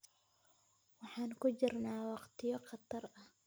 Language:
Somali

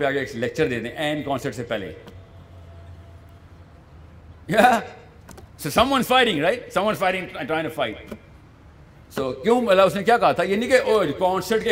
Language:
Urdu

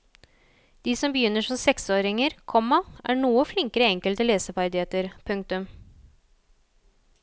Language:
Norwegian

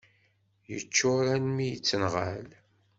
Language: Kabyle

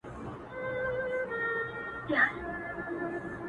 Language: Pashto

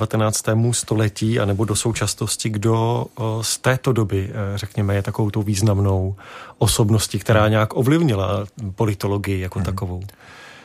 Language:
Czech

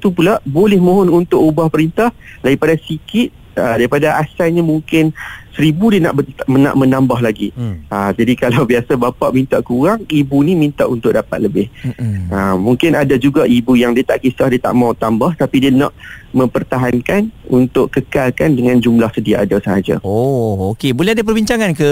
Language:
Malay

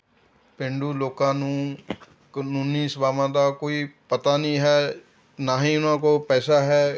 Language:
Punjabi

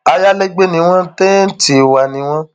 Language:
Yoruba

